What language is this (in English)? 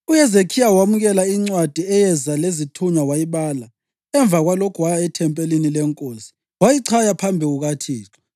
North Ndebele